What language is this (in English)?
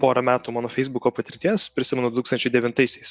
Lithuanian